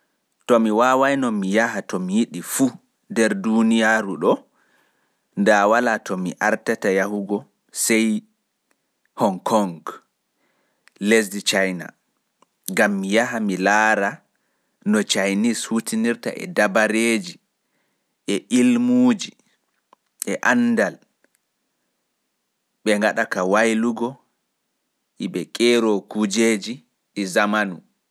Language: Pular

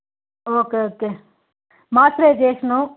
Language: Telugu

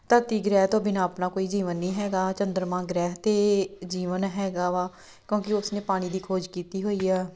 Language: Punjabi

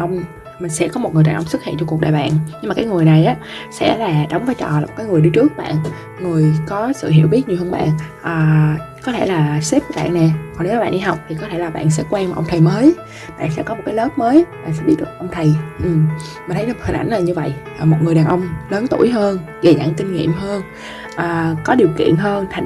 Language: Vietnamese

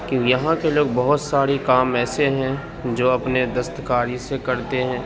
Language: Urdu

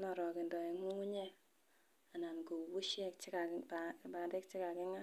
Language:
Kalenjin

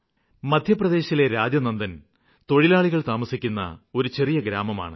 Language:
Malayalam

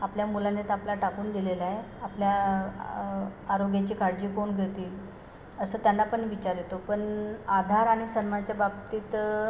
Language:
Marathi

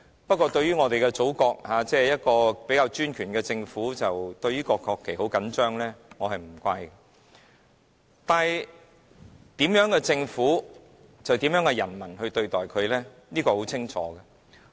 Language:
Cantonese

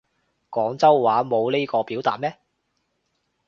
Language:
Cantonese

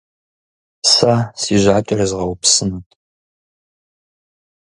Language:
Kabardian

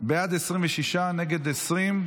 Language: Hebrew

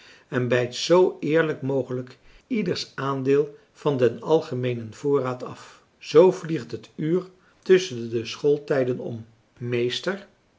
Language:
Dutch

